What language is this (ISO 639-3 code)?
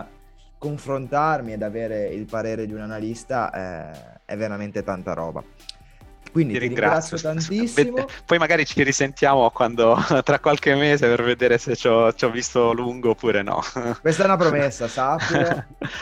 ita